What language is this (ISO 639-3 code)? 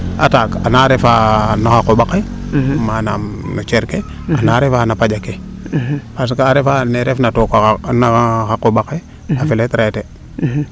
srr